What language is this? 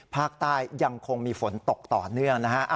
Thai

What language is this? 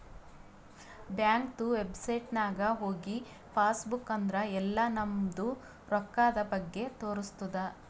Kannada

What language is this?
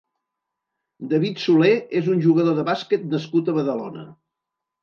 Catalan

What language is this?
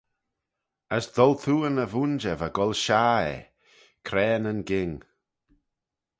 Manx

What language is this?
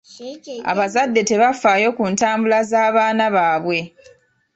Ganda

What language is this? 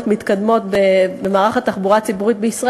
Hebrew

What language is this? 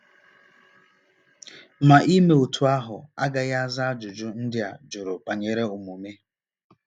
Igbo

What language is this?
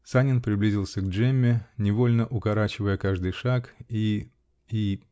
Russian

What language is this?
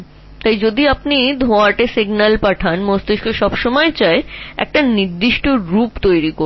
Bangla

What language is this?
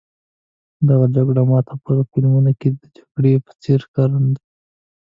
Pashto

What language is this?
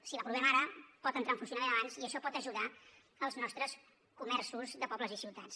Catalan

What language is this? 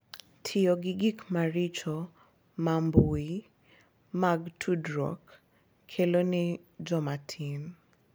Luo (Kenya and Tanzania)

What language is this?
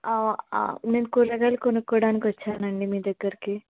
Telugu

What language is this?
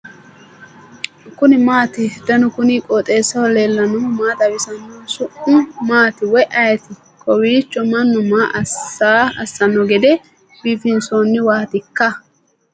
Sidamo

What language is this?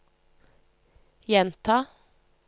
Norwegian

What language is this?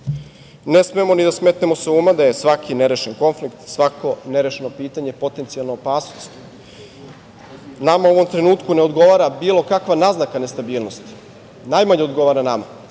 Serbian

